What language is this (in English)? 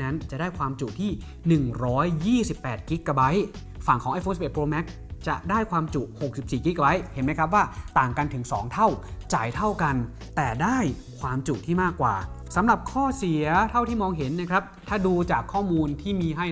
Thai